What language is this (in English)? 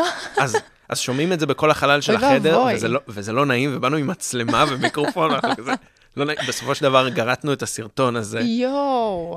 Hebrew